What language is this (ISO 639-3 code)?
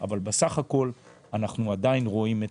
heb